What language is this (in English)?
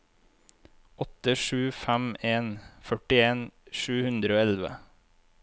Norwegian